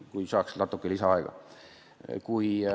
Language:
Estonian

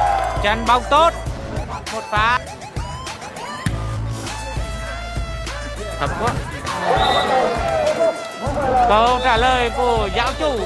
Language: Vietnamese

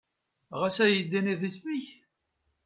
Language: Kabyle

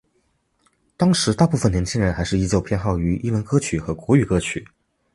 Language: Chinese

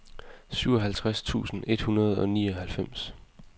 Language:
Danish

